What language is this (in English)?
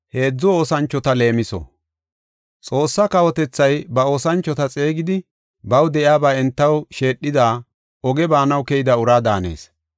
Gofa